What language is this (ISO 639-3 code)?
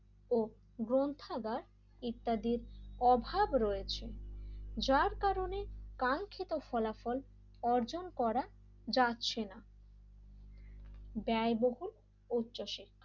ben